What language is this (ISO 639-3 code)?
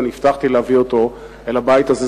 heb